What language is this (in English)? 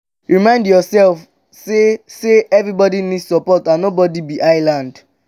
Nigerian Pidgin